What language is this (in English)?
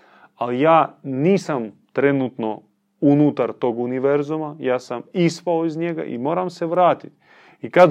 Croatian